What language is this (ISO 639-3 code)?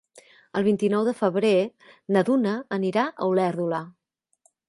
cat